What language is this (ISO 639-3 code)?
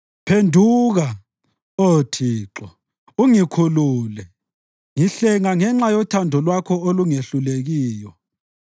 nde